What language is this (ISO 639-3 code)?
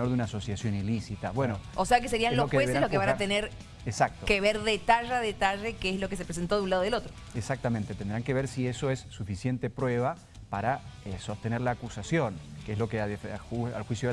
spa